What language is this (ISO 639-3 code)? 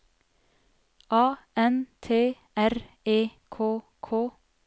nor